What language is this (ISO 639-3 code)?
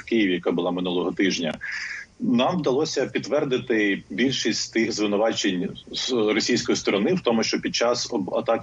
ukr